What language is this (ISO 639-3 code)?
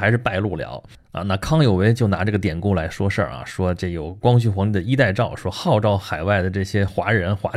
zho